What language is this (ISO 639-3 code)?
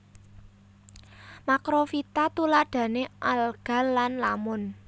jav